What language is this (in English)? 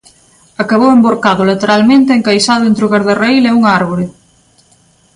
Galician